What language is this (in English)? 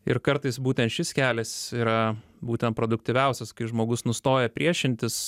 Lithuanian